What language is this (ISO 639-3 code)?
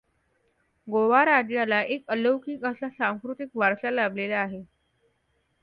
mar